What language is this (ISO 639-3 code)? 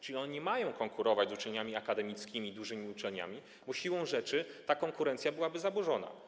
pol